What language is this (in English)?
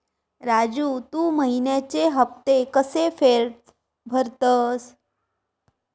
Marathi